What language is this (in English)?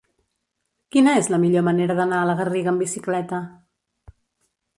Catalan